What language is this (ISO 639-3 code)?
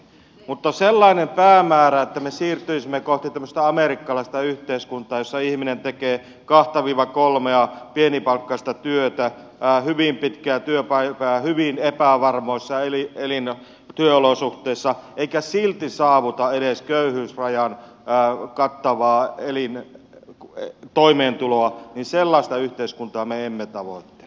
fin